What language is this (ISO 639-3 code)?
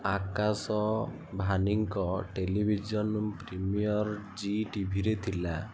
ori